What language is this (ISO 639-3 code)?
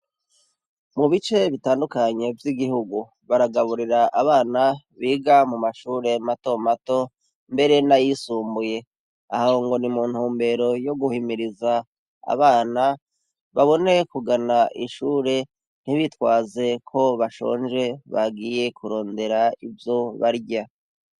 run